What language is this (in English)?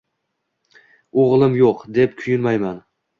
Uzbek